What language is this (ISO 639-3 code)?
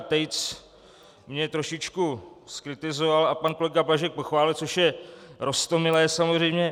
ces